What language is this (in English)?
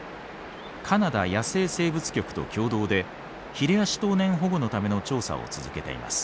Japanese